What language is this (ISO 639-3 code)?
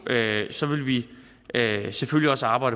dan